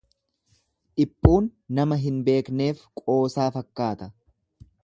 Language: Oromo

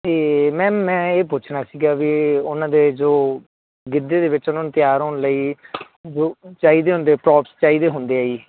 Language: Punjabi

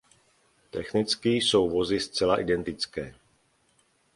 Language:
Czech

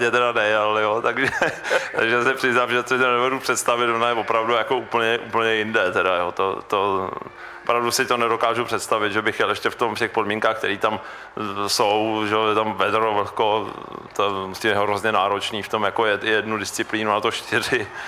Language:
Czech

